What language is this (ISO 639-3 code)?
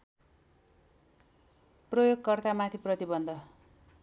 nep